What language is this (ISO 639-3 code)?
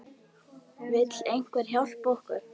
isl